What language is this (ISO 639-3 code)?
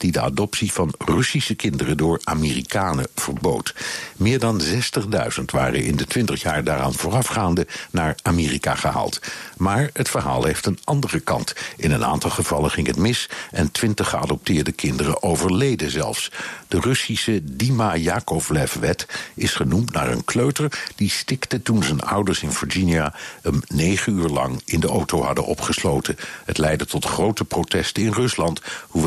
nld